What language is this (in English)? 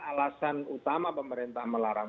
Indonesian